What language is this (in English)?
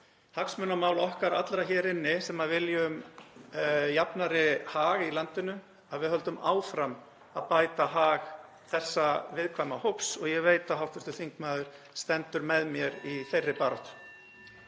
Icelandic